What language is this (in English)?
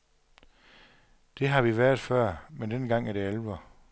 Danish